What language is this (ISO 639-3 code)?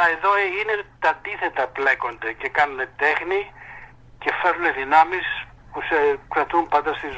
ell